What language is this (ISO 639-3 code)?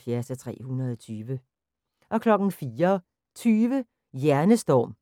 dan